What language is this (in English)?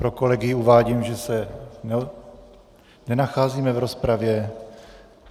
Czech